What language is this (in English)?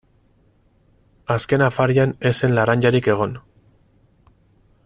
Basque